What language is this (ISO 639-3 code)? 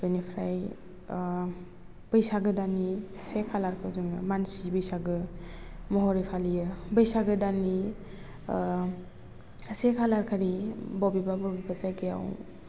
brx